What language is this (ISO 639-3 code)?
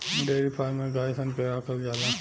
bho